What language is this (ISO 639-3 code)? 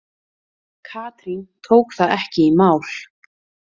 isl